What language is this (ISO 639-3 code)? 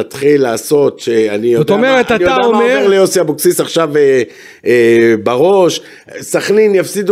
heb